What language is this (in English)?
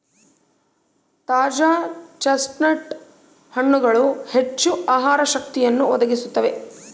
Kannada